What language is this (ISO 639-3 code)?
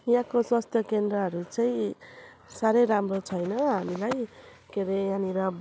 nep